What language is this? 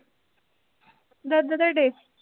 Punjabi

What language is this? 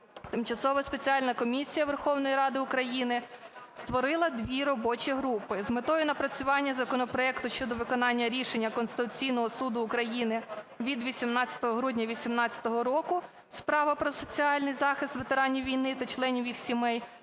Ukrainian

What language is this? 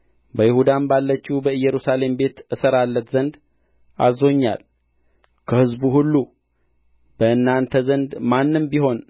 Amharic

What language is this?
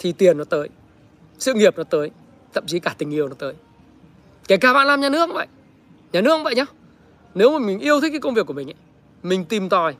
Vietnamese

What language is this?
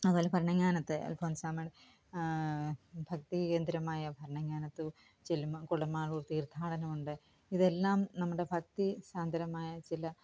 Malayalam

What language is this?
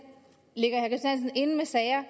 Danish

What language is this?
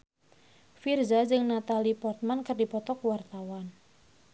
Sundanese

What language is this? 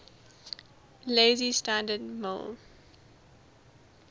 English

